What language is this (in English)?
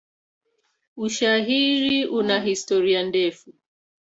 Swahili